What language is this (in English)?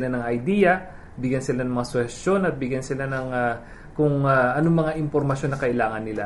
Filipino